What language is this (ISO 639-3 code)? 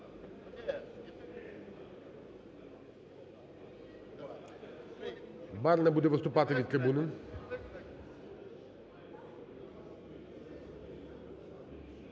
ukr